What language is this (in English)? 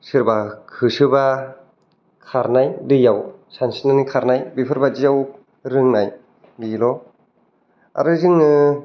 Bodo